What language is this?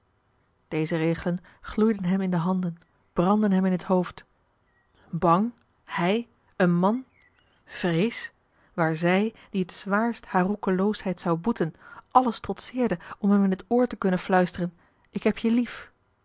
Dutch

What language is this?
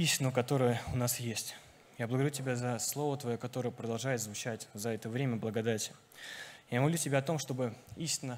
Russian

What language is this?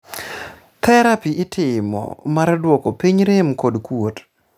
Luo (Kenya and Tanzania)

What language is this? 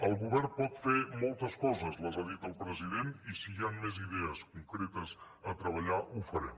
Catalan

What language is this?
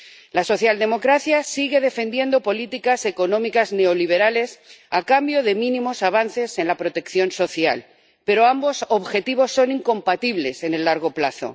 Spanish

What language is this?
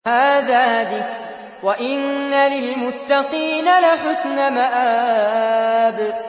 Arabic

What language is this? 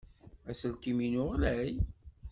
Kabyle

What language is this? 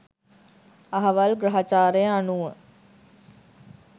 Sinhala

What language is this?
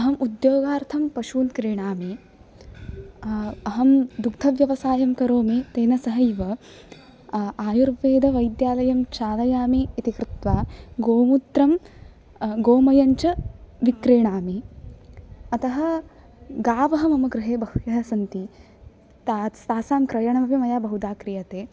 Sanskrit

